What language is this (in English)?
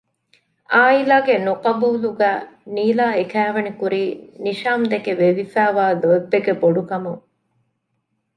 Divehi